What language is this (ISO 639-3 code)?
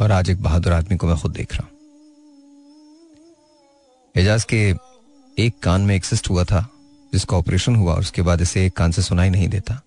hin